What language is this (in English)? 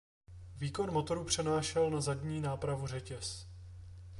Czech